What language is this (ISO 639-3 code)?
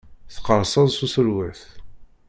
kab